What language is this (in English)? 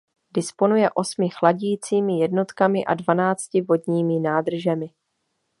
Czech